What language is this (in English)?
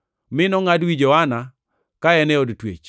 Luo (Kenya and Tanzania)